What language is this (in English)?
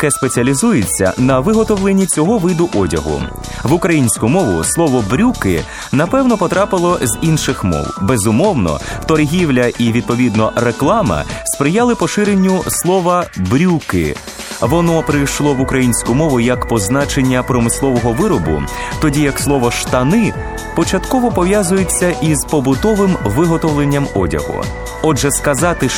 Ukrainian